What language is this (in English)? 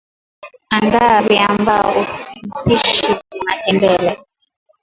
Swahili